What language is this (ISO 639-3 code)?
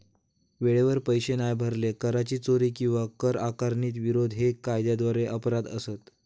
mar